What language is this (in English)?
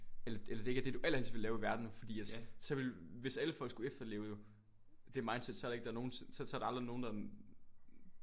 Danish